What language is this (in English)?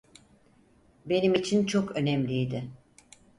Turkish